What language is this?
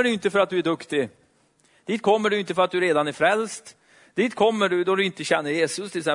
Swedish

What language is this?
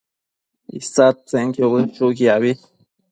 Matsés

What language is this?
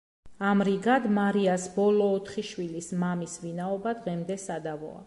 Georgian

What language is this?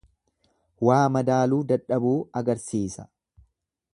Oromo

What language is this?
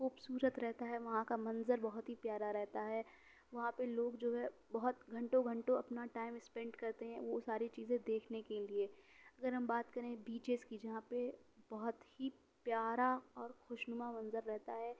Urdu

